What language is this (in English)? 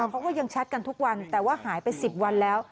Thai